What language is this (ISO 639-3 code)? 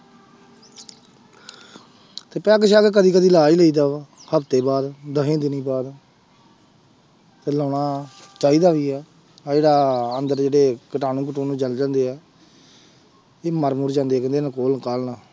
pan